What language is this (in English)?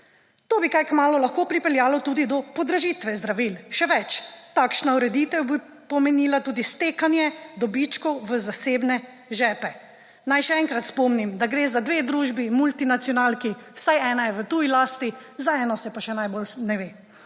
Slovenian